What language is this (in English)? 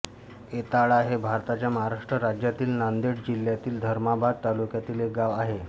Marathi